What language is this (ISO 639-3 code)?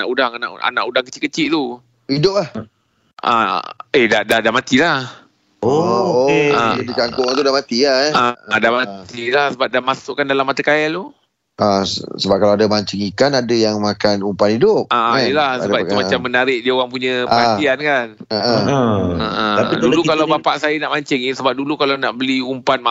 msa